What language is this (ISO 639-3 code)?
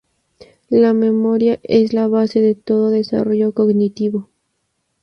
spa